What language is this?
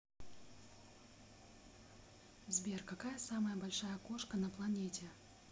Russian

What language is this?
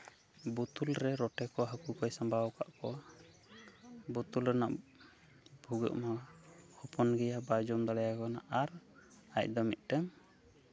Santali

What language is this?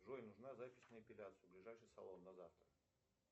Russian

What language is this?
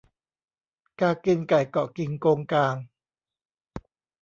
Thai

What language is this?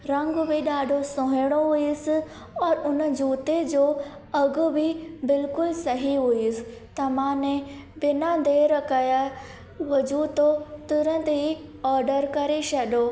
Sindhi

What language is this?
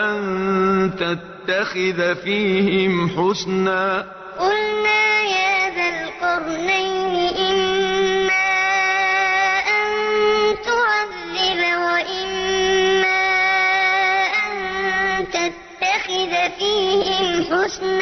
Arabic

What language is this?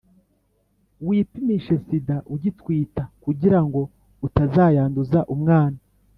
Kinyarwanda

